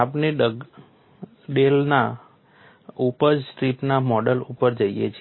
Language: Gujarati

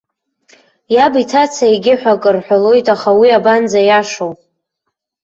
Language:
Abkhazian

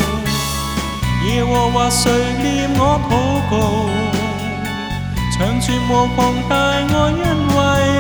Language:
Chinese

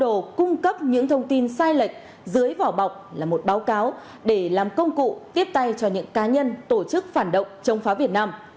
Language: Vietnamese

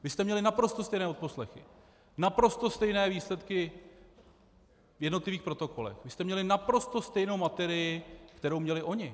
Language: Czech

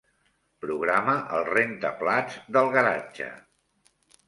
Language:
Catalan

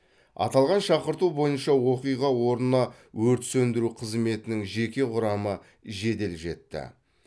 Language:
Kazakh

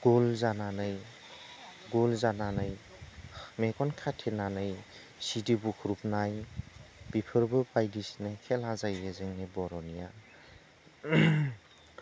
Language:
Bodo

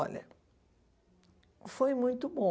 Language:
Portuguese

